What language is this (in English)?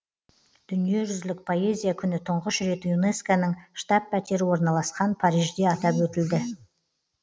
Kazakh